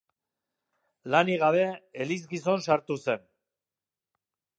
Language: Basque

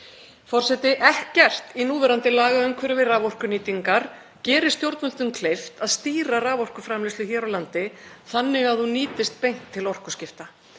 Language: Icelandic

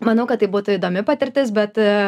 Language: Lithuanian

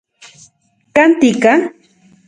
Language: Central Puebla Nahuatl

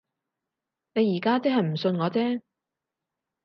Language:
Cantonese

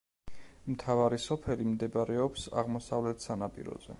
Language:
Georgian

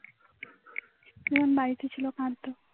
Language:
Bangla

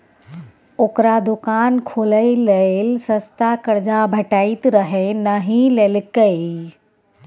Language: Maithili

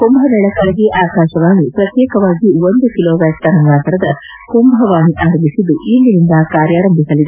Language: Kannada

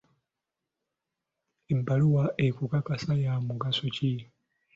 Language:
Ganda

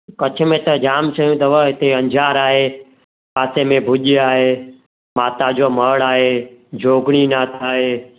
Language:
Sindhi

